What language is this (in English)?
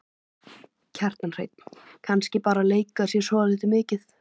Icelandic